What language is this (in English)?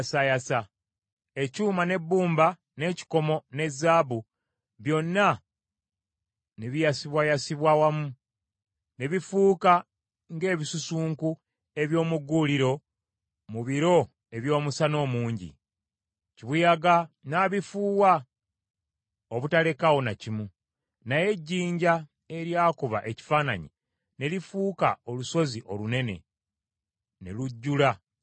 Ganda